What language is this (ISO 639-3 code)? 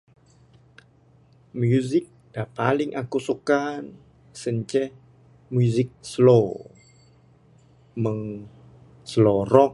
sdo